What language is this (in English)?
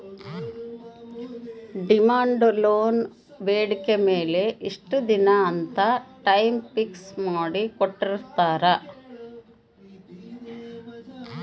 Kannada